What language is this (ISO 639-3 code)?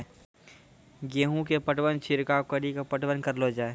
mai